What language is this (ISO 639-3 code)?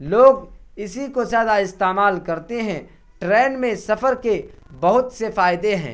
urd